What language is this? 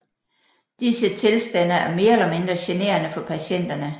Danish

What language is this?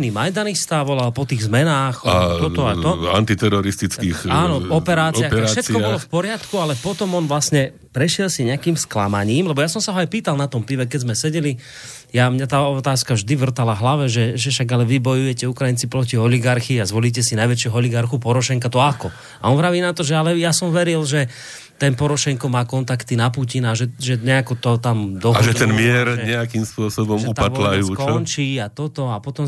Slovak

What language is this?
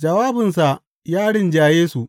Hausa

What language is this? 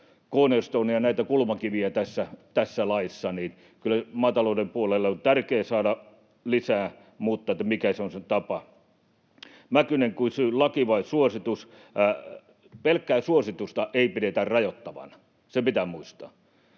Finnish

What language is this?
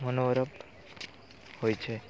Maithili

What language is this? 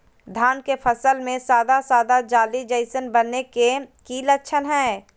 Magahi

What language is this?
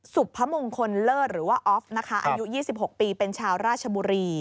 Thai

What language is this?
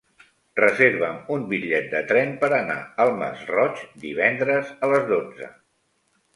Catalan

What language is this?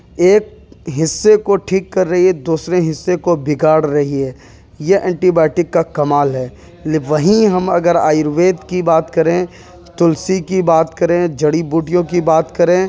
Urdu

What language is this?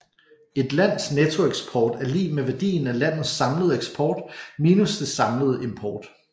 Danish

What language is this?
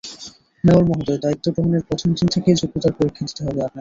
Bangla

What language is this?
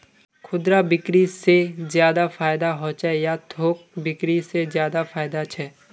Magahi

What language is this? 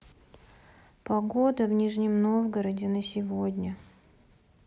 Russian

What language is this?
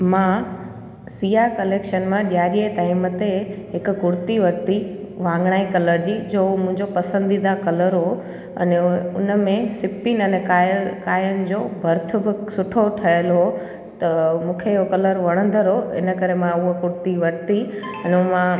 Sindhi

